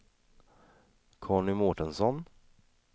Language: Swedish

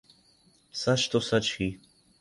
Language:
Urdu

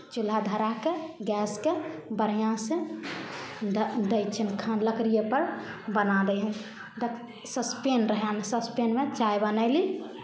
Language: Maithili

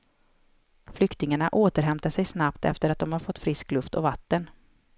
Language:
Swedish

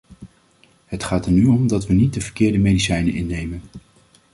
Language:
Dutch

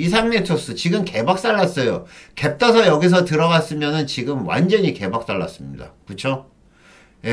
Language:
Korean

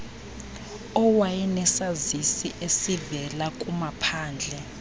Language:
Xhosa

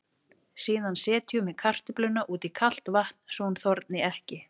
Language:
Icelandic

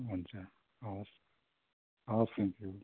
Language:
Nepali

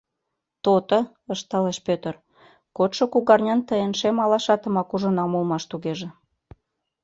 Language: Mari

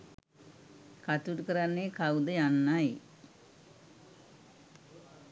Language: Sinhala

